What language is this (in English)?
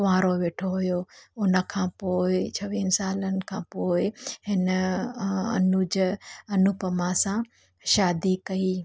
Sindhi